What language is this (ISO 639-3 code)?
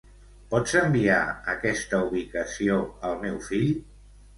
cat